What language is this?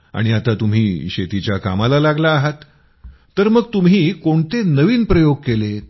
Marathi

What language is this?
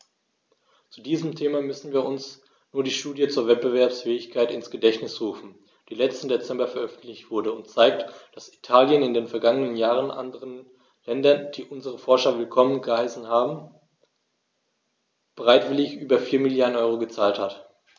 German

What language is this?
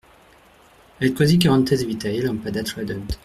French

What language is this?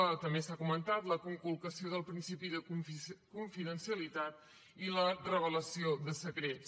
Catalan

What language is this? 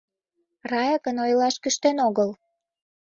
Mari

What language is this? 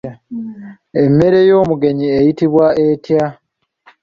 Ganda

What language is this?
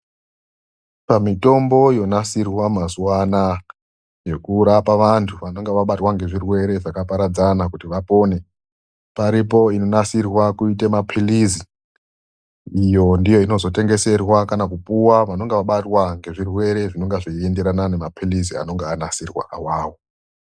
Ndau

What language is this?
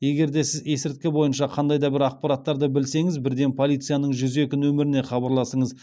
Kazakh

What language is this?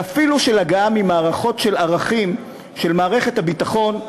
Hebrew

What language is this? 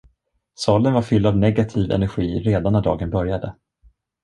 Swedish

